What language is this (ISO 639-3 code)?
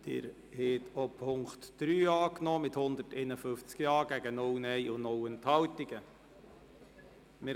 gsw